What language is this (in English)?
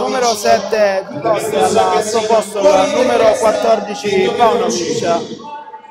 Italian